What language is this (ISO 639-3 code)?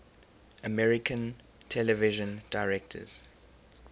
eng